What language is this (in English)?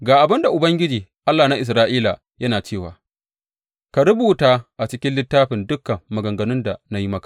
Hausa